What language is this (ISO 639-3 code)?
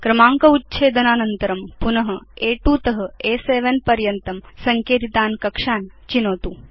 san